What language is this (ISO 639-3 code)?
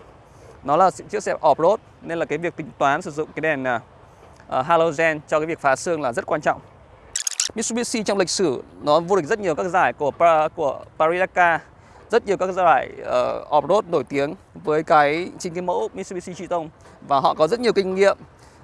vie